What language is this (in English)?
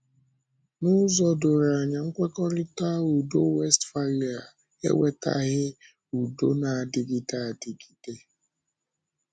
Igbo